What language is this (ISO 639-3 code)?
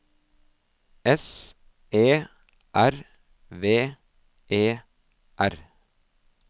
nor